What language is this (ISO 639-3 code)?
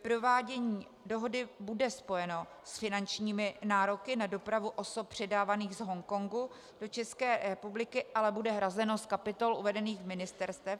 ces